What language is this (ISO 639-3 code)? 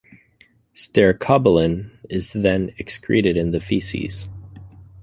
eng